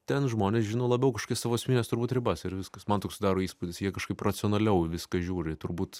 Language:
Lithuanian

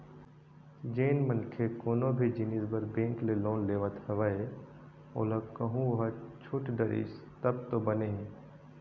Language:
Chhattisgarhi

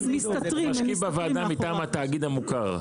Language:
Hebrew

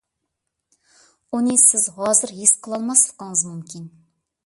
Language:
Uyghur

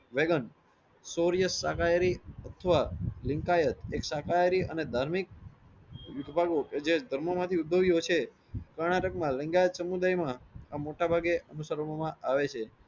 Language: Gujarati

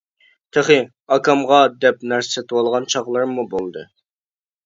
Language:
Uyghur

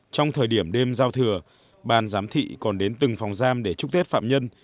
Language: Vietnamese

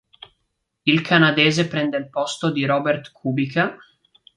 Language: Italian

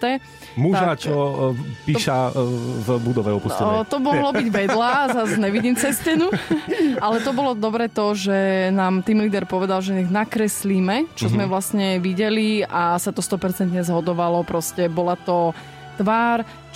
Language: Slovak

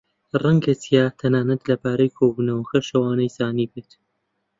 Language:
Central Kurdish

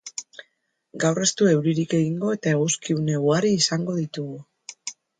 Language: Basque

